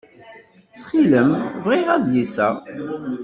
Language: Kabyle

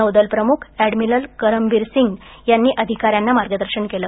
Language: Marathi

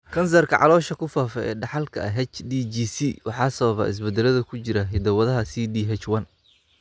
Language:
Somali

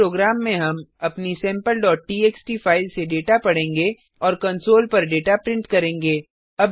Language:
Hindi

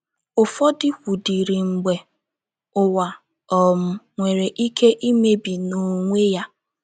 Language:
Igbo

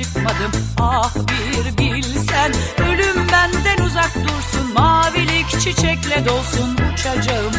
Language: Turkish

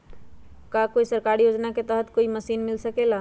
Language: Magahi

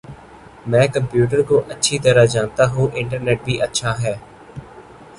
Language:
Urdu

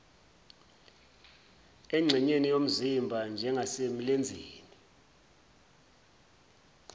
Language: Zulu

